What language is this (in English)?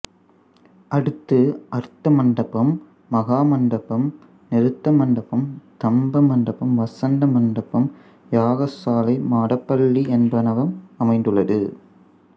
Tamil